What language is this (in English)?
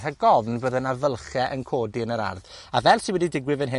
Welsh